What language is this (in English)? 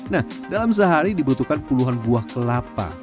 Indonesian